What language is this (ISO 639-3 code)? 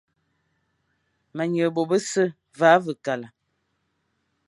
fan